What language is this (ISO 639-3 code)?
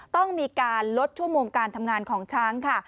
tha